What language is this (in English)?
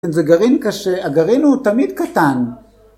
Hebrew